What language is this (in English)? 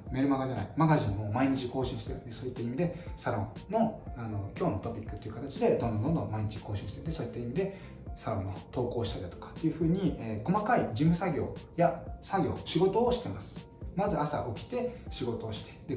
Japanese